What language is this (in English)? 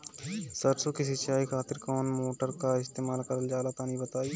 Bhojpuri